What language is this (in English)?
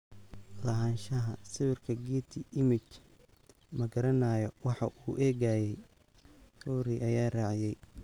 Somali